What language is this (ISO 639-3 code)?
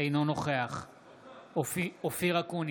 heb